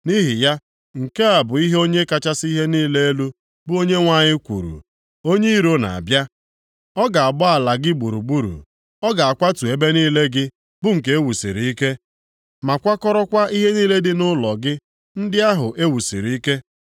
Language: Igbo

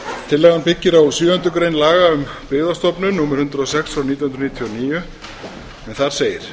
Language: Icelandic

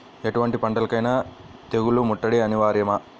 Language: Telugu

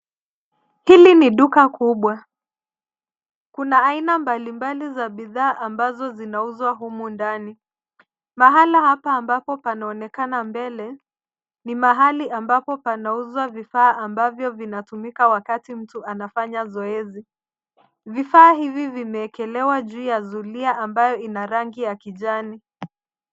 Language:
Swahili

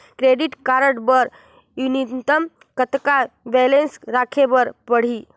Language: Chhattisgarhi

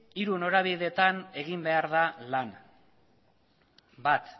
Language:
Basque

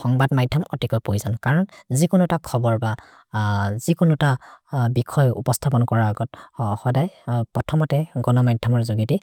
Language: Maria (India)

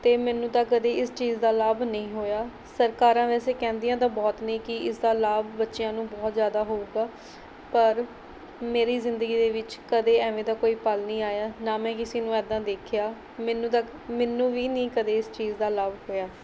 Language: Punjabi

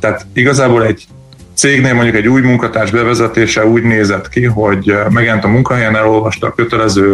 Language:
Hungarian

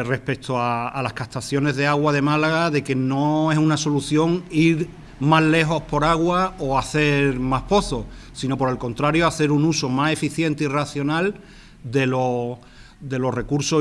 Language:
Spanish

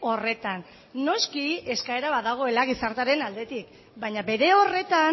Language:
Basque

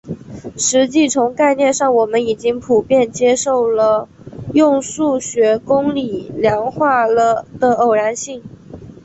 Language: Chinese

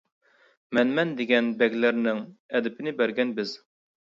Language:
Uyghur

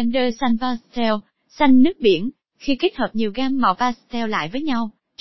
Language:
Vietnamese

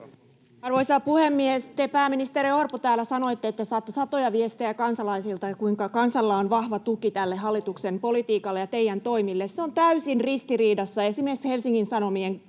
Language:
Finnish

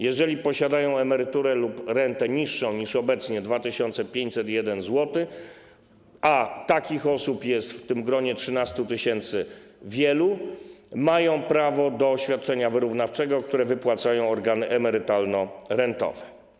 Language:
Polish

